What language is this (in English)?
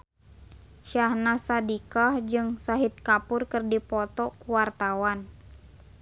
Sundanese